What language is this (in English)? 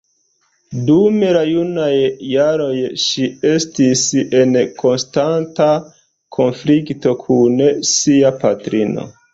Esperanto